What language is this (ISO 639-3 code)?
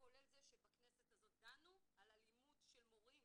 heb